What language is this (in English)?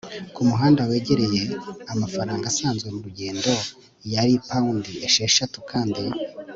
Kinyarwanda